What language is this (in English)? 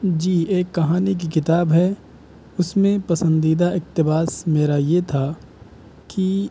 Urdu